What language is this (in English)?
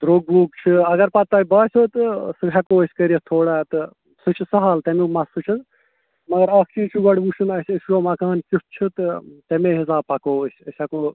Kashmiri